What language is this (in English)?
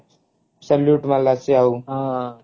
Odia